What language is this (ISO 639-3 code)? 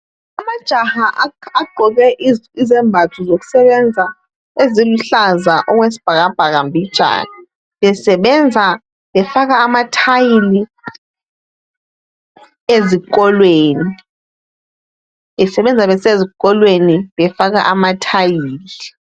nde